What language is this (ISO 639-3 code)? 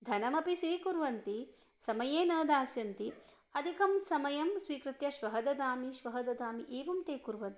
san